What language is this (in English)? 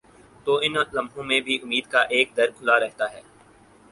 Urdu